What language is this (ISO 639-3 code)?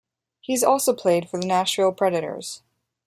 eng